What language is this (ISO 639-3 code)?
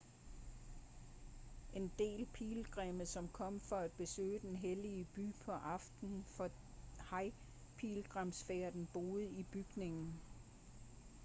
dan